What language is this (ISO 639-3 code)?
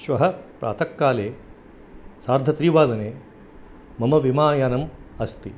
san